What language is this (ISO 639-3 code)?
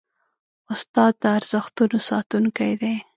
pus